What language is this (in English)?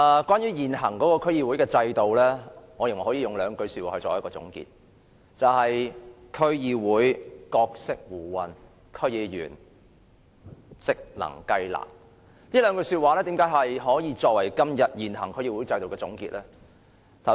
Cantonese